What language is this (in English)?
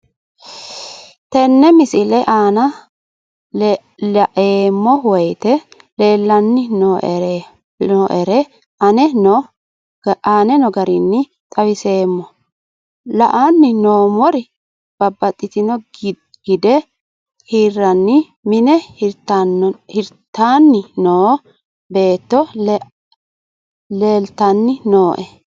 Sidamo